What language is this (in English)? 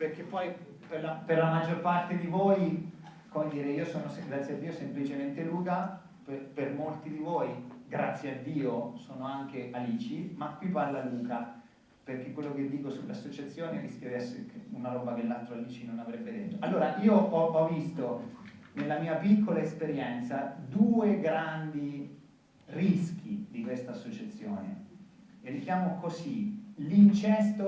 Italian